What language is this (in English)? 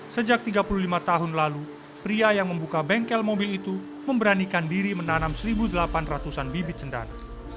Indonesian